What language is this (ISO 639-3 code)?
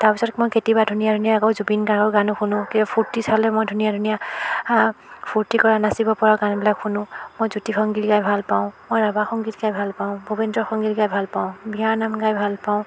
asm